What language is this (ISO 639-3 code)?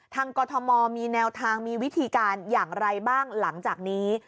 tha